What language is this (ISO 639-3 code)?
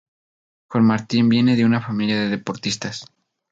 spa